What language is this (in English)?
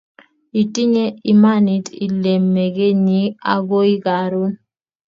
Kalenjin